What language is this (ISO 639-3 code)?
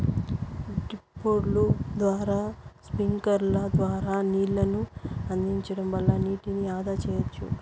tel